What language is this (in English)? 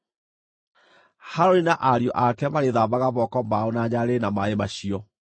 Kikuyu